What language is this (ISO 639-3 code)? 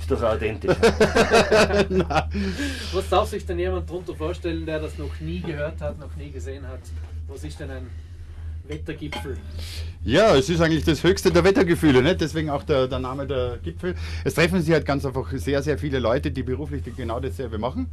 deu